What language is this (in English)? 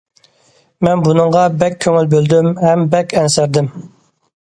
Uyghur